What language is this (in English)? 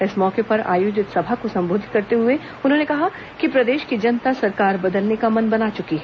Hindi